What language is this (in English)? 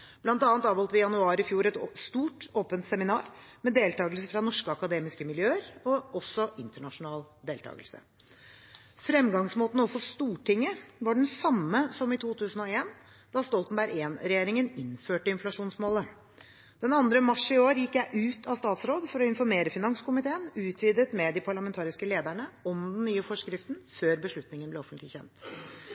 Norwegian Bokmål